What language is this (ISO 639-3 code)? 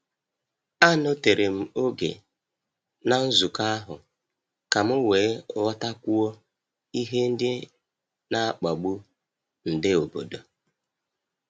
ibo